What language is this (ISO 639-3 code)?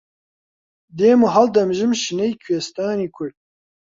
ckb